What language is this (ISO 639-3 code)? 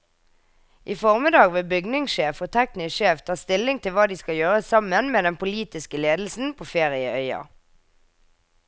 nor